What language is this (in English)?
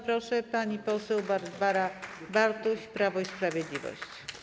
Polish